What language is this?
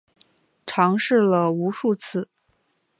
Chinese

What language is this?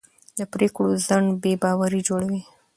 Pashto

